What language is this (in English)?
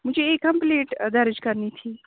Urdu